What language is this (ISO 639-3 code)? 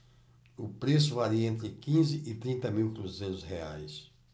por